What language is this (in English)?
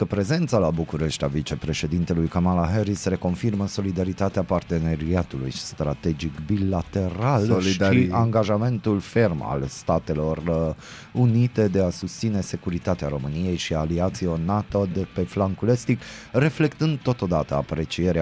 Romanian